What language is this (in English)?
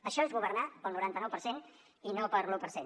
Catalan